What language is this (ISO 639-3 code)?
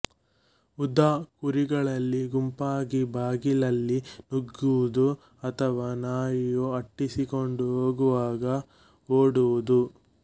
kan